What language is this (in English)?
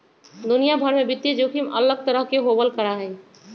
Magahi